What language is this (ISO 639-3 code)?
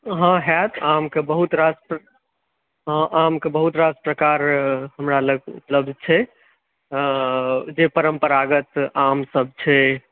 mai